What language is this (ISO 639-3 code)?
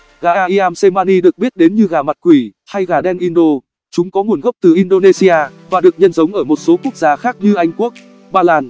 vie